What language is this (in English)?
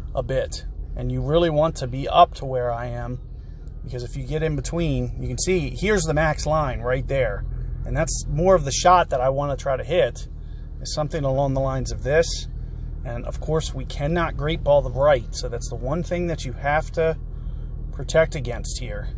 English